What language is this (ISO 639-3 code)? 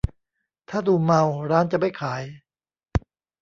tha